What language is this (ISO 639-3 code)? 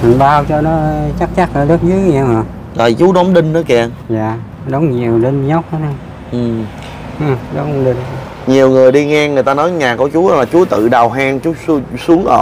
vie